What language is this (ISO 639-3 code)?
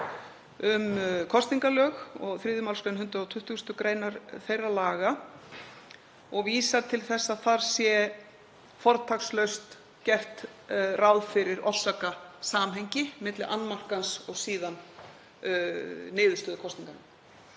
isl